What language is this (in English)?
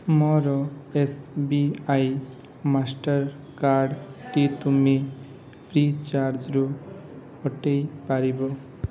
Odia